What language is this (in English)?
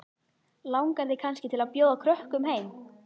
Icelandic